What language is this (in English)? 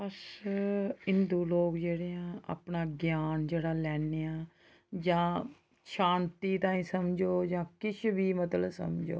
Dogri